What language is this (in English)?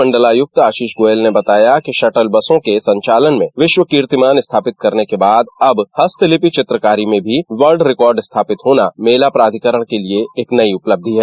Hindi